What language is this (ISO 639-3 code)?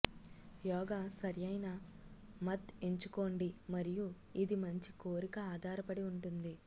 tel